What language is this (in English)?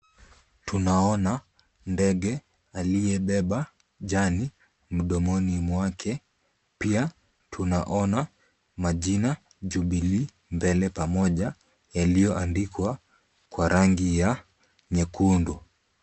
Swahili